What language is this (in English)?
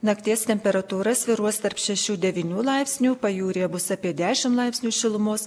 Lithuanian